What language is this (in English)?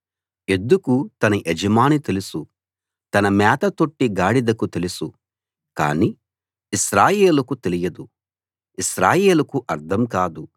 Telugu